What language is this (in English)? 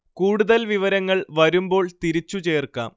Malayalam